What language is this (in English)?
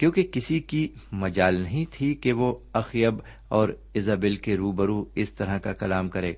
Urdu